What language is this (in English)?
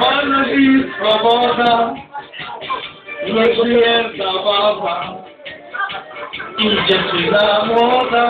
Danish